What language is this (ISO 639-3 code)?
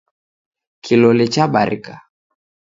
dav